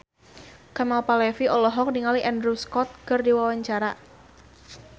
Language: Sundanese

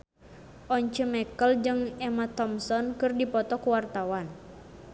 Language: Sundanese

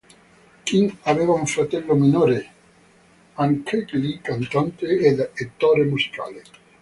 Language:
Italian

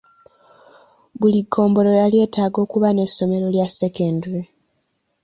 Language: Ganda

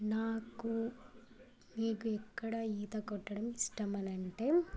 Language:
Telugu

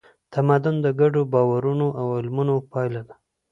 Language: Pashto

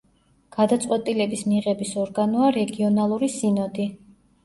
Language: Georgian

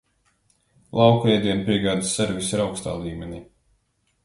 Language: Latvian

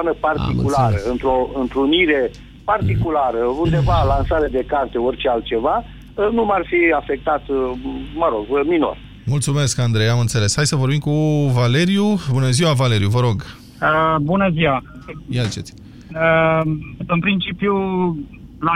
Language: Romanian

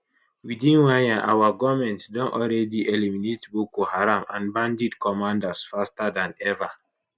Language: Nigerian Pidgin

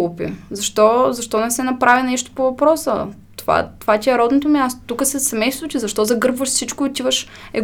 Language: Bulgarian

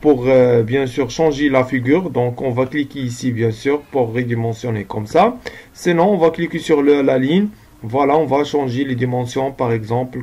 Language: French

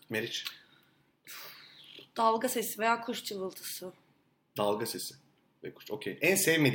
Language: Turkish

